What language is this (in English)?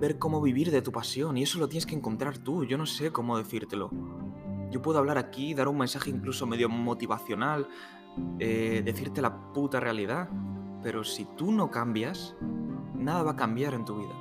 Spanish